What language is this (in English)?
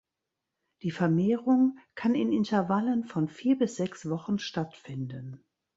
German